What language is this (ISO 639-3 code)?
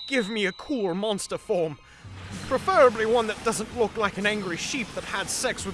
eng